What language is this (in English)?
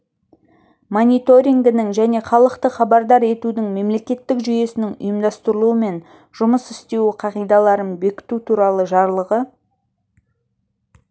Kazakh